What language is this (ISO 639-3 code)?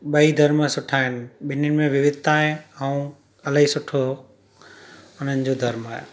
snd